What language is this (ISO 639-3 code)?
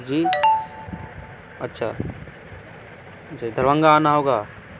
urd